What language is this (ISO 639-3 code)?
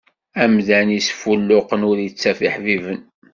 kab